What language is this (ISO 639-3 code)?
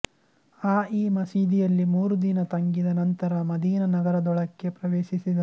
kan